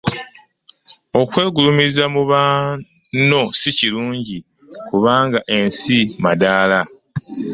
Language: Ganda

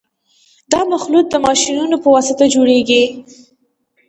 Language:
Pashto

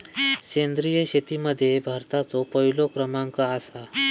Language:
Marathi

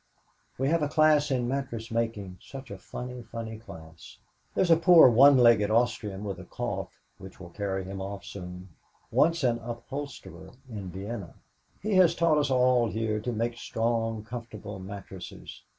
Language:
English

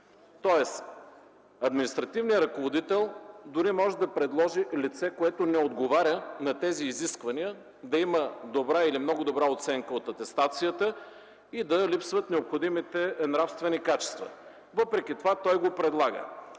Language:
Bulgarian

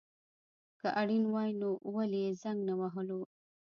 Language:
Pashto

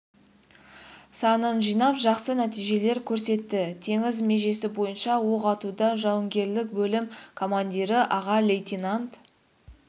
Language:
Kazakh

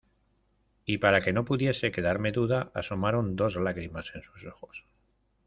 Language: Spanish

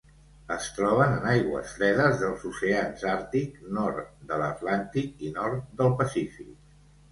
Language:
Catalan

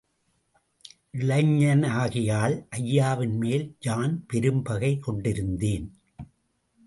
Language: Tamil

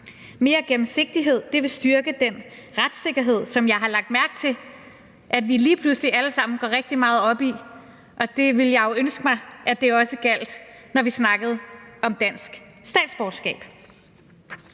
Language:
Danish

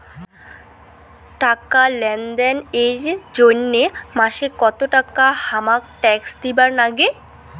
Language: Bangla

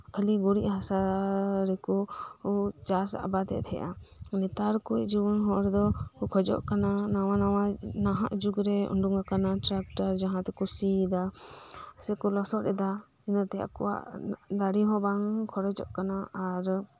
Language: Santali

